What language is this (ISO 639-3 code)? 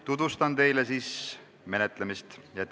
est